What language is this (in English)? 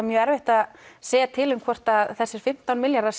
Icelandic